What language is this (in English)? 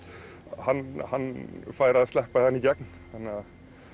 Icelandic